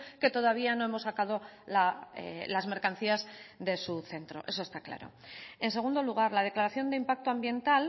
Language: Spanish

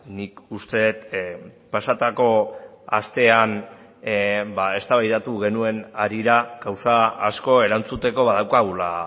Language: Basque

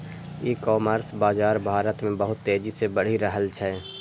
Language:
Maithili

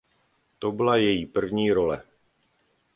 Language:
Czech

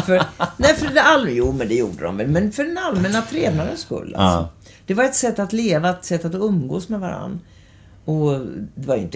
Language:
Swedish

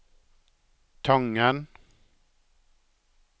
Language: Norwegian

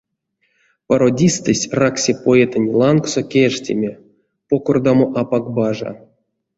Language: Erzya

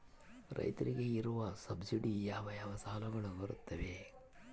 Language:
Kannada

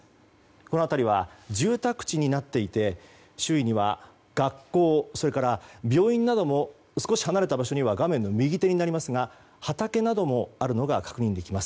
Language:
Japanese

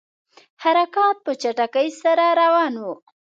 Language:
Pashto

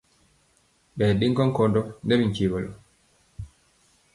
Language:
Mpiemo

